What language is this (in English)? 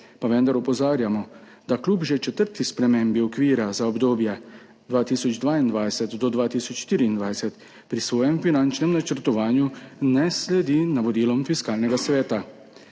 Slovenian